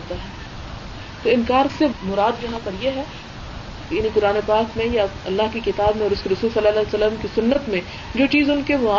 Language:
Urdu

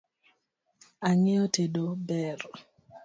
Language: Luo (Kenya and Tanzania)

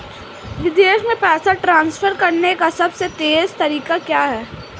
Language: Hindi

